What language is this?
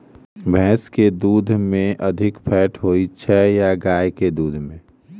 Maithili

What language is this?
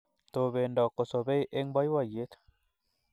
Kalenjin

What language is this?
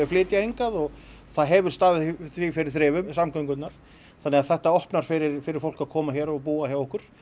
Icelandic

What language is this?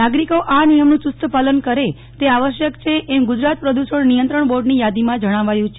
Gujarati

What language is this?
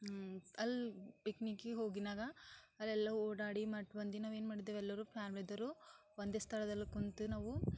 Kannada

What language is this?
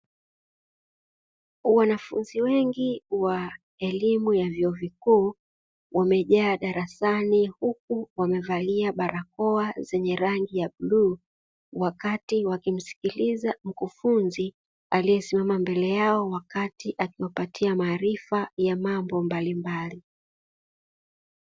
Swahili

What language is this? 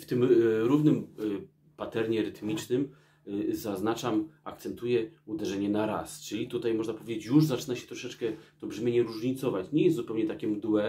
Polish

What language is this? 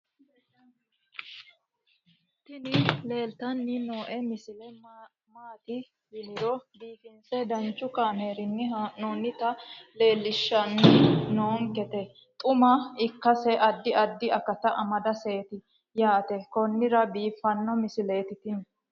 Sidamo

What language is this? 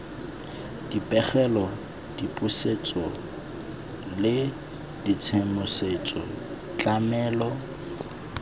Tswana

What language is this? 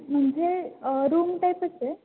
Marathi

